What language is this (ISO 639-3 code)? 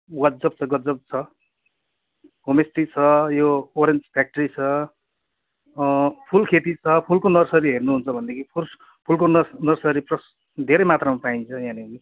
nep